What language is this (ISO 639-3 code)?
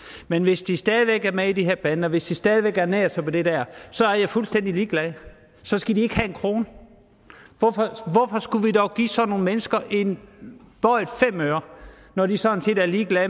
dan